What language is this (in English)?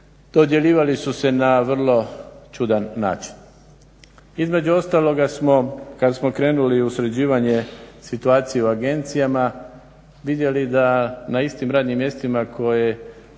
Croatian